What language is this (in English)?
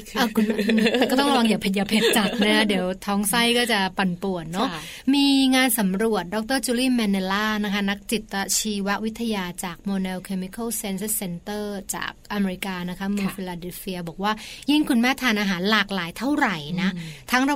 Thai